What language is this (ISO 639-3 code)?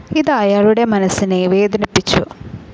mal